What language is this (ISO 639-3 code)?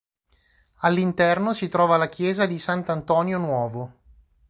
ita